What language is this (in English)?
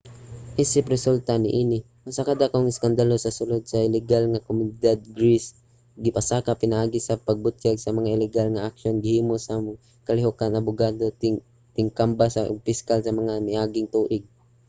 Cebuano